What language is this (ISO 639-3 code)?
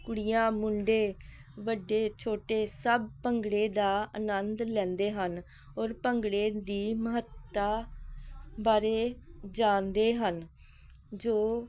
pan